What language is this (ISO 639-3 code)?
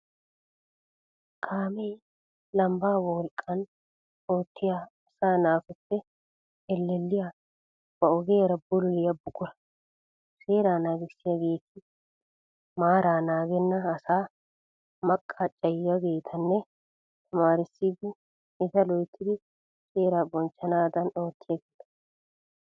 wal